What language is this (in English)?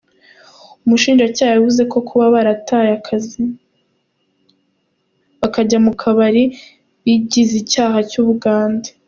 Kinyarwanda